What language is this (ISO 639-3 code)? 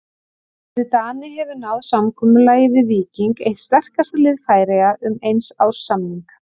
isl